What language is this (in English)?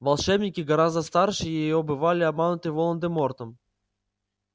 Russian